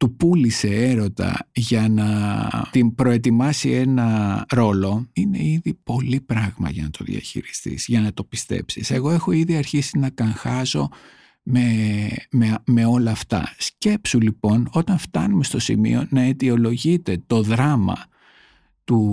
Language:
Greek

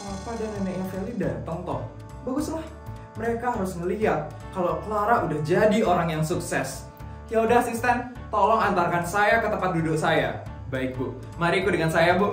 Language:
Indonesian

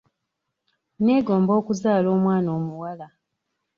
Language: Ganda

